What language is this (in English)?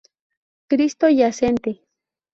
Spanish